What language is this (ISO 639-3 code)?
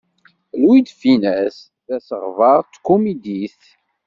kab